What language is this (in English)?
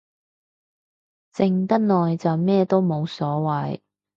Cantonese